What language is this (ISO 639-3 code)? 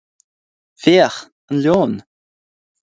gle